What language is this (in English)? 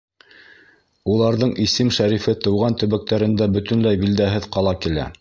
Bashkir